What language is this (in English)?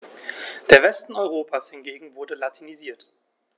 German